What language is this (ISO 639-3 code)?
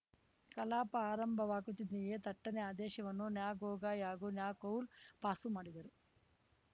kan